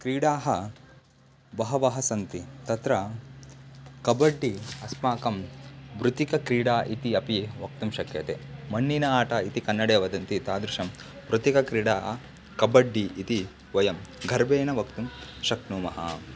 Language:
Sanskrit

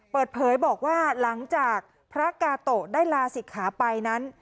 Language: Thai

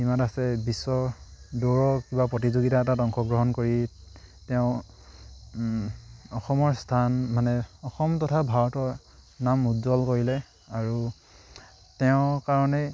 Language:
Assamese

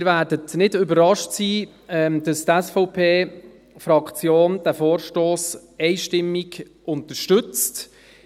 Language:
Swiss German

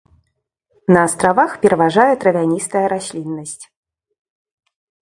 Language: Belarusian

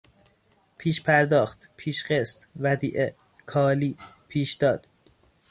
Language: Persian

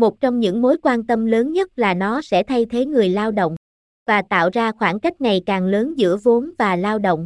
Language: Vietnamese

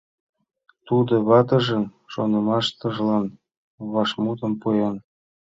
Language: Mari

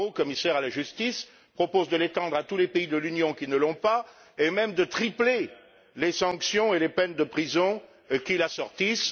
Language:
French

